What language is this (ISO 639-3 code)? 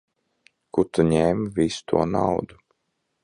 lav